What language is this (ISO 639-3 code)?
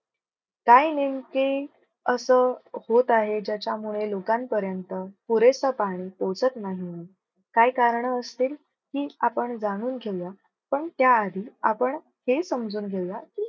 mar